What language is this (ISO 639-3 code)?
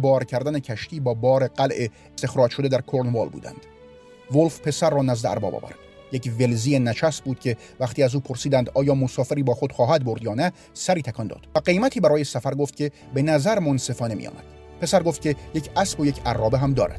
fas